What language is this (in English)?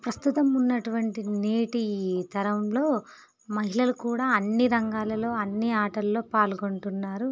Telugu